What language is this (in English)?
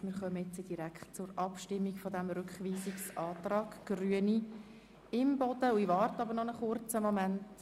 Swiss German